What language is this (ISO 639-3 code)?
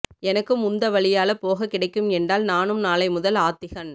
tam